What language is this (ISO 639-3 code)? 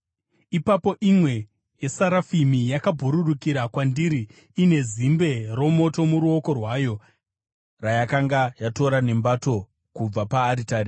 sna